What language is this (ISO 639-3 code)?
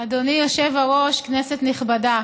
heb